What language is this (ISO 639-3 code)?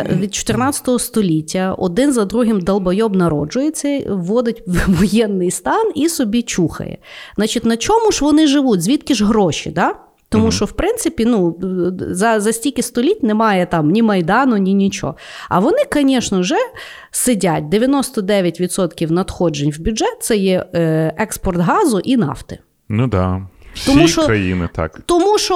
ukr